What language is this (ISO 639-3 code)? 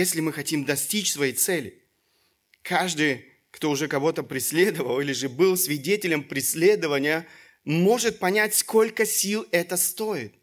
rus